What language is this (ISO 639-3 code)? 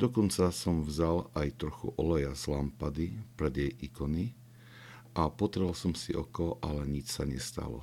slk